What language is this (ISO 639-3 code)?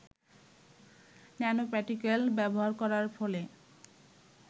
ben